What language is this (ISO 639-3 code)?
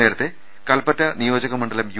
mal